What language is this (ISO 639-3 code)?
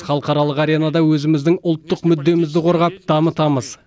kaz